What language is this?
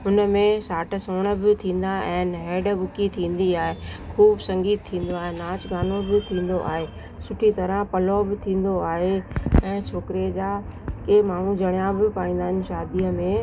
Sindhi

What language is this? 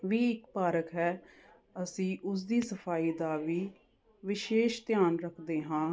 Punjabi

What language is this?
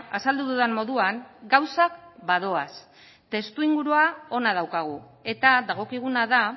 Basque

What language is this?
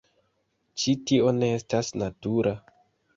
Esperanto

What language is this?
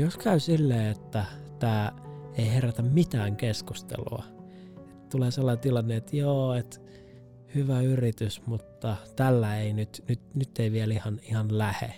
Finnish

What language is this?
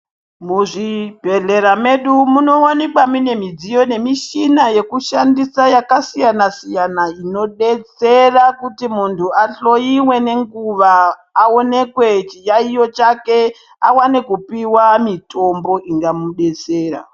Ndau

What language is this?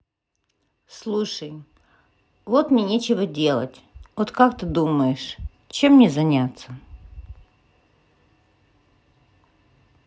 Russian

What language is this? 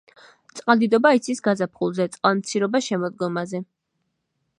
Georgian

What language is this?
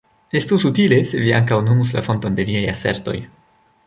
Esperanto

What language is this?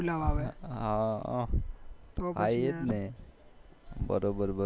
Gujarati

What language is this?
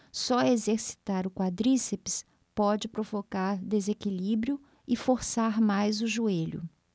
Portuguese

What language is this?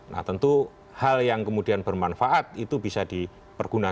Indonesian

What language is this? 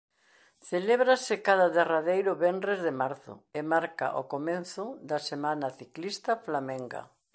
Galician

